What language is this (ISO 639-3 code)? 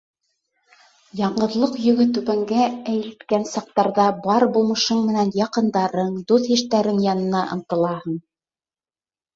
bak